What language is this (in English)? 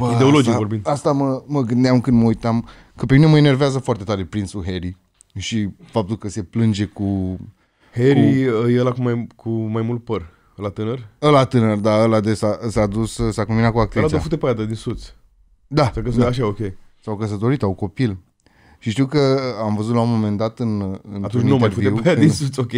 Romanian